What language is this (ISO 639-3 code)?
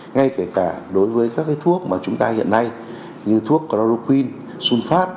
vie